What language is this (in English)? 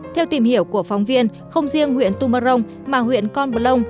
Vietnamese